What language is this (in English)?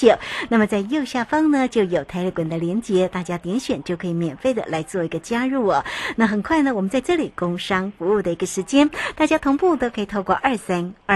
Chinese